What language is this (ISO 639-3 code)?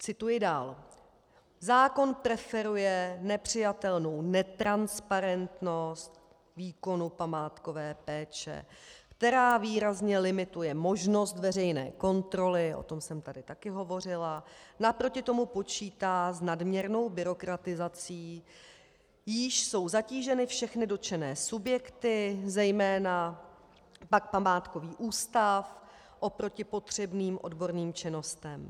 ces